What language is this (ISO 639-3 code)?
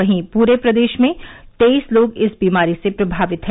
hin